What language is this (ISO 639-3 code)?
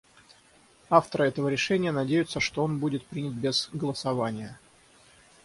rus